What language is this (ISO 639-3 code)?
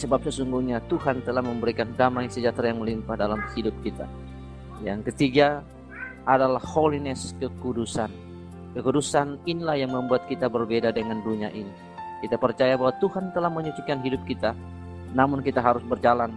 ind